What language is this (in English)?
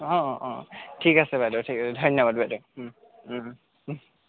Assamese